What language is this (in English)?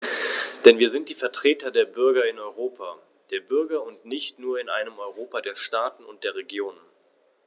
German